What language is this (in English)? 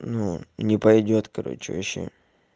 Russian